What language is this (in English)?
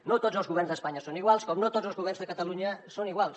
Catalan